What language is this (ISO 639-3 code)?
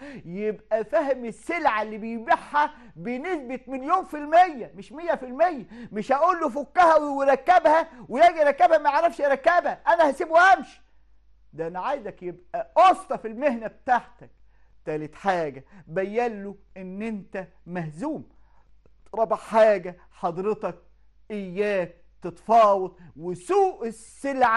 ara